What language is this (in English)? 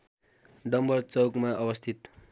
Nepali